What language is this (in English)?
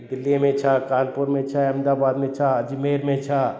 Sindhi